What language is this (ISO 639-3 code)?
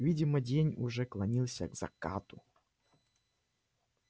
rus